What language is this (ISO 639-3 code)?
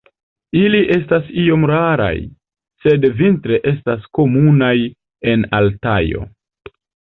epo